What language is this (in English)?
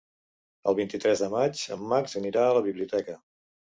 Catalan